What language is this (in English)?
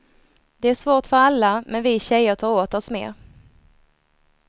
Swedish